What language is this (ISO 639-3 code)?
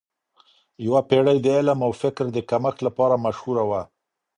pus